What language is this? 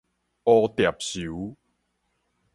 Min Nan Chinese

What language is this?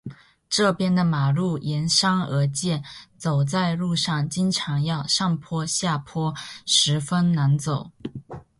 Chinese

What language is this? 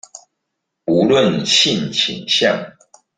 Chinese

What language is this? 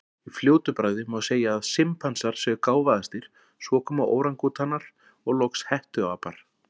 Icelandic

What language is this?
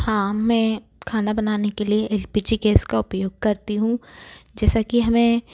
Hindi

